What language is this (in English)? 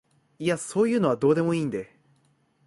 Japanese